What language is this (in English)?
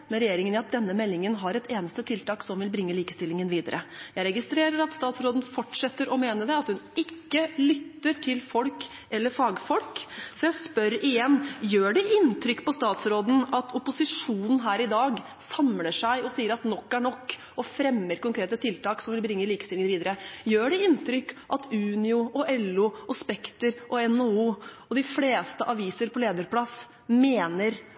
Norwegian Bokmål